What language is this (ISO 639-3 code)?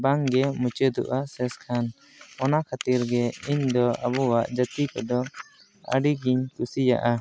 sat